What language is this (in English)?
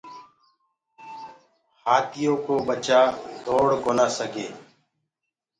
Gurgula